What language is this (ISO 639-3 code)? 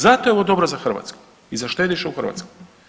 hrv